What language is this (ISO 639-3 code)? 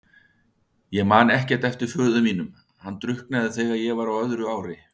isl